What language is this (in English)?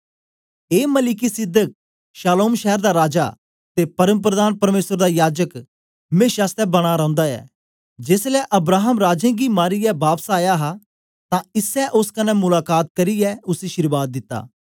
Dogri